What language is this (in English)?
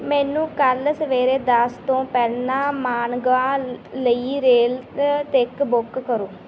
Punjabi